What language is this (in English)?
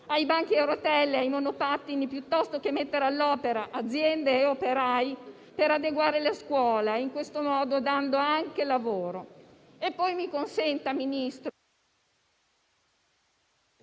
Italian